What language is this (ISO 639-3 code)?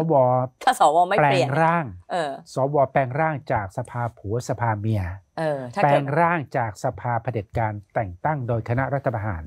tha